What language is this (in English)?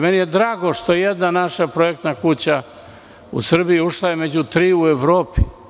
Serbian